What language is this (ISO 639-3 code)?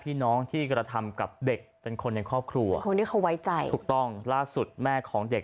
tha